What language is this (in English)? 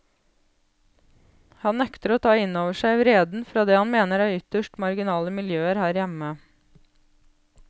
Norwegian